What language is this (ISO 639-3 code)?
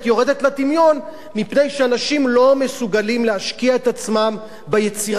heb